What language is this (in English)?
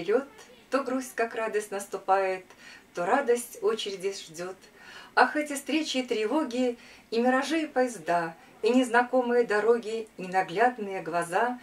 Russian